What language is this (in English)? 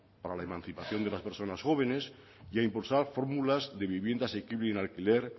Spanish